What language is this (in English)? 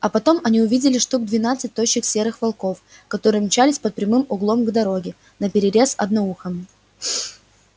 Russian